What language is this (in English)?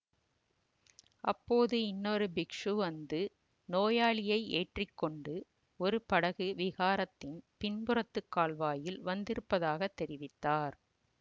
Tamil